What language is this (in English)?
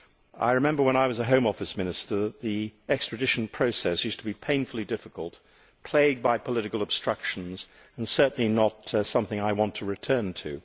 English